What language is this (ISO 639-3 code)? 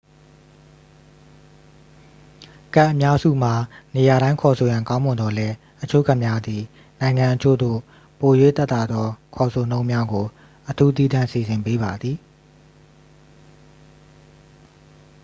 mya